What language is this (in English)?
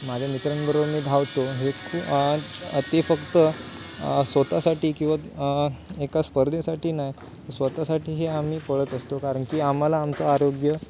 Marathi